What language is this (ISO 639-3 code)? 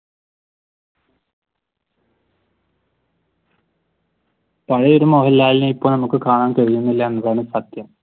mal